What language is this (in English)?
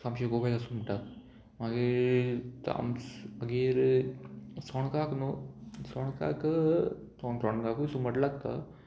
Konkani